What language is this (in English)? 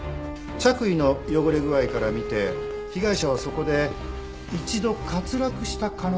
Japanese